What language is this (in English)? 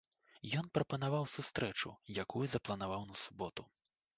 Belarusian